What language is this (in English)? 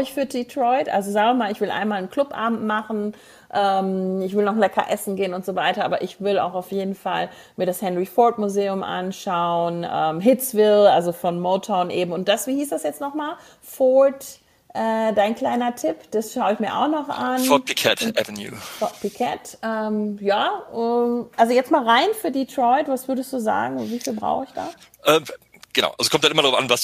German